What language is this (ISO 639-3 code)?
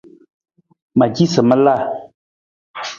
nmz